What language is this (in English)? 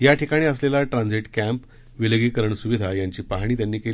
Marathi